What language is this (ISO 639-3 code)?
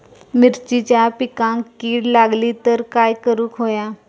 mar